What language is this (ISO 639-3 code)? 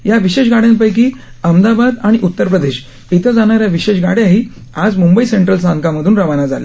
mar